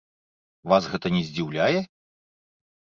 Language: Belarusian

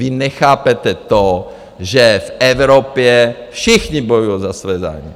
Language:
Czech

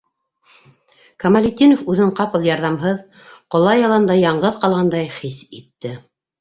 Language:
Bashkir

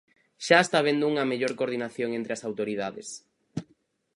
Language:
Galician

